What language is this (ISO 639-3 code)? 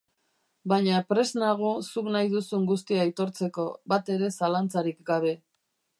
eus